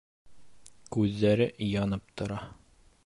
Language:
Bashkir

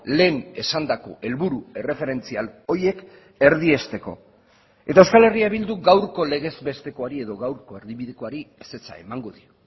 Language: Basque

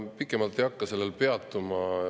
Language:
Estonian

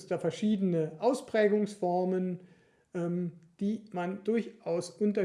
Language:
German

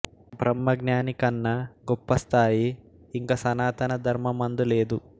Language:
Telugu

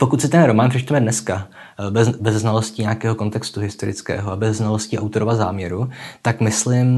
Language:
Czech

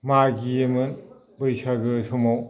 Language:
Bodo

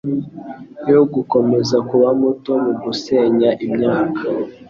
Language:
Kinyarwanda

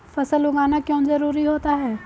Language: Hindi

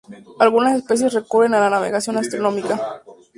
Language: Spanish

